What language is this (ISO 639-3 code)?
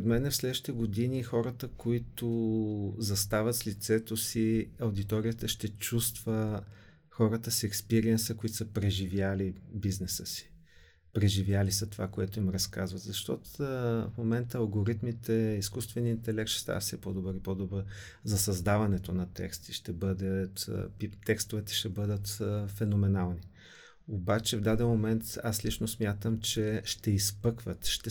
bul